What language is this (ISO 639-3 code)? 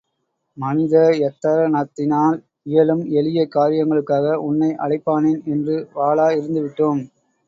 tam